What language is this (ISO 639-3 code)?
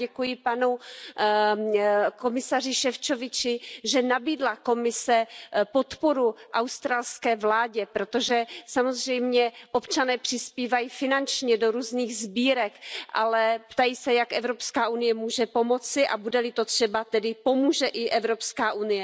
ces